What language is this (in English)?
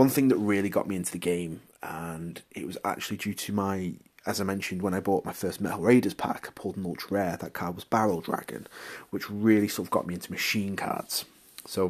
English